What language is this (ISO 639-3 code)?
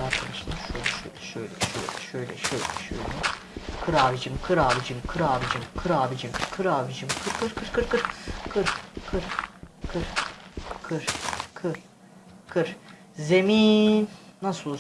tur